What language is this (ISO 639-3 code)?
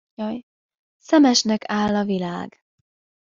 hun